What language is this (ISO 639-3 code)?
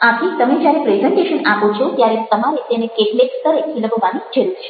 guj